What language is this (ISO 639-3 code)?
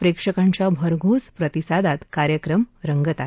mar